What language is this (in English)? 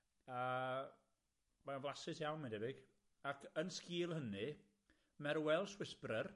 Welsh